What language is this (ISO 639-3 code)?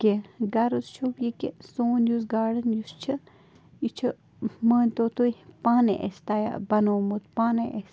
kas